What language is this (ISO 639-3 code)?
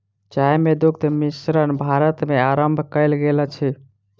mai